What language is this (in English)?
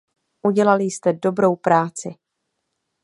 Czech